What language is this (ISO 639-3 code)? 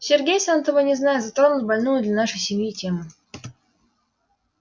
rus